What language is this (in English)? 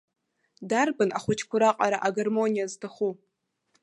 Abkhazian